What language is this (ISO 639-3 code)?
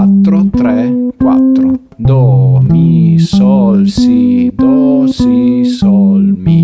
ita